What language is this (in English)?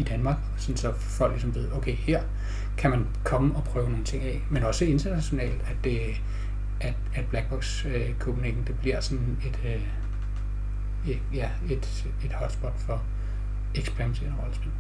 Danish